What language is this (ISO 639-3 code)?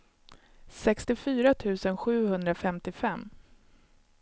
swe